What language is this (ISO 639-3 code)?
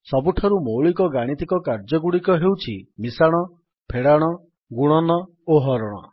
ori